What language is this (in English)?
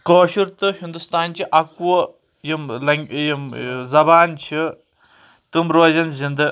Kashmiri